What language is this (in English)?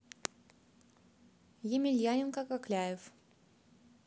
Russian